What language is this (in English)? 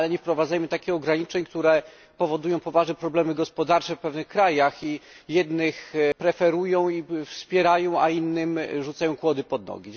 Polish